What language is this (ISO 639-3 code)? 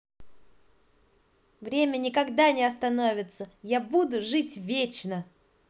rus